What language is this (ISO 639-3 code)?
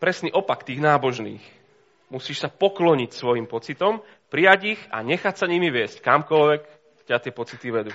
slk